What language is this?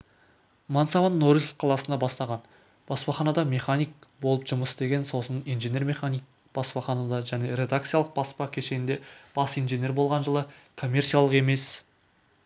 Kazakh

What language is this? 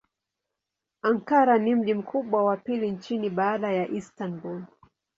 Swahili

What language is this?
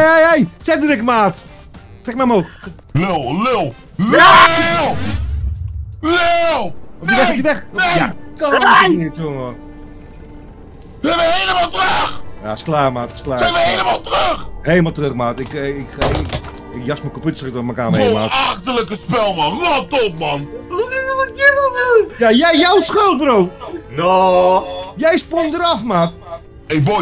Dutch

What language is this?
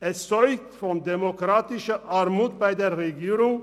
Swiss German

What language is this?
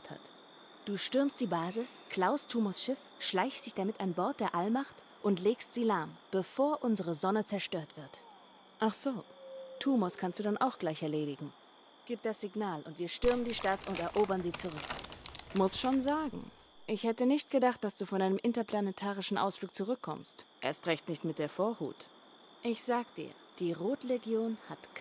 German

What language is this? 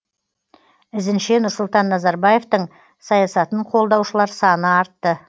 Kazakh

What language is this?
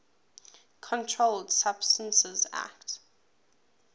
English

